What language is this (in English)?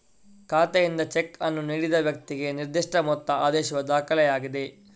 Kannada